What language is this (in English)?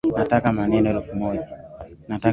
Swahili